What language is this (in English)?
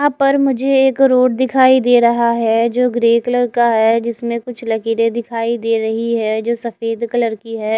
Hindi